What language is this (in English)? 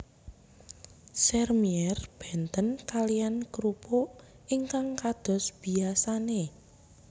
Javanese